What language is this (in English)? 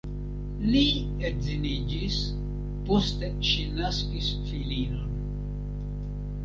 Esperanto